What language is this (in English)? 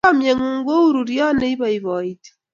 Kalenjin